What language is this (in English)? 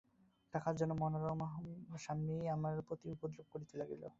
Bangla